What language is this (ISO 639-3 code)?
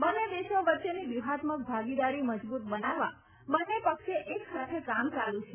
guj